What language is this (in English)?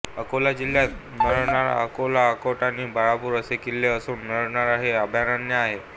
Marathi